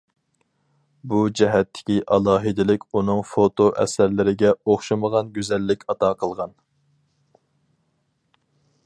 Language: Uyghur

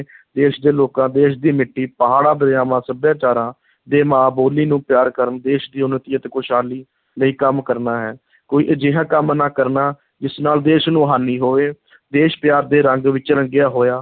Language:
Punjabi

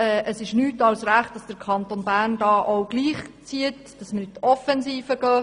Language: Swiss German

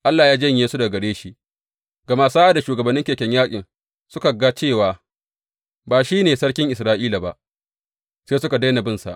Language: Hausa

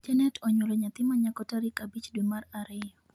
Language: Luo (Kenya and Tanzania)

